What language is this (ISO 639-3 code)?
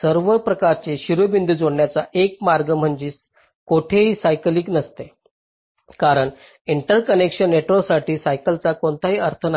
mar